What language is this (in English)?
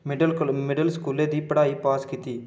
Dogri